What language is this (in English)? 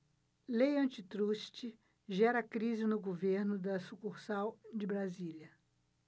Portuguese